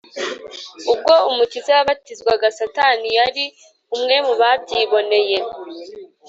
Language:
Kinyarwanda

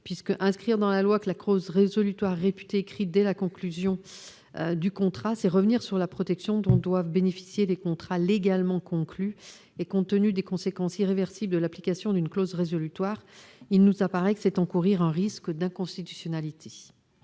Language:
French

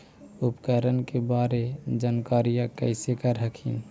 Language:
Magahi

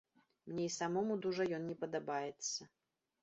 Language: Belarusian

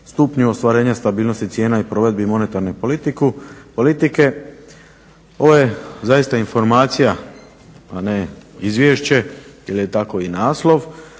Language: Croatian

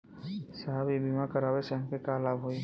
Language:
Bhojpuri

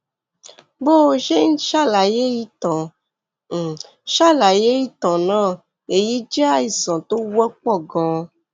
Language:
Yoruba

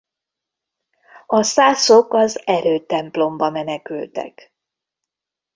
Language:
Hungarian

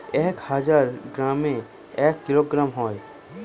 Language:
Bangla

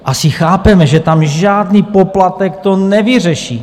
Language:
Czech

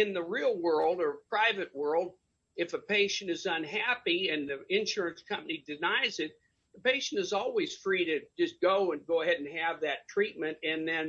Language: English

